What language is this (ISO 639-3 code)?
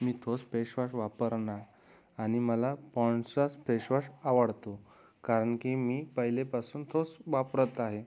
mar